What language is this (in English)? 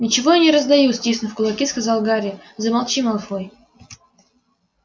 Russian